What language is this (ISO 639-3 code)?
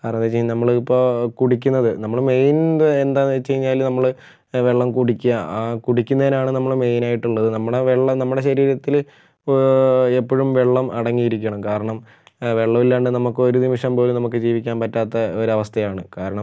mal